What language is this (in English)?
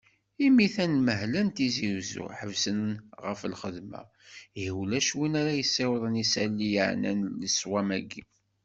Kabyle